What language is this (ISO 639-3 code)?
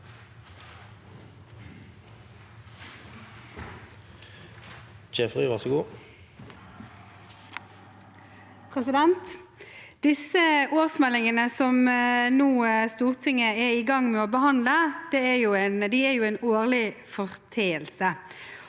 nor